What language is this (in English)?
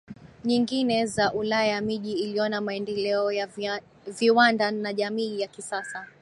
Swahili